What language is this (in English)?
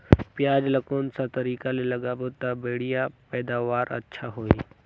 Chhattisgarhi